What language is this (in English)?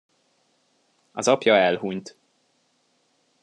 Hungarian